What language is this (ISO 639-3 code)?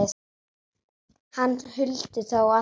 isl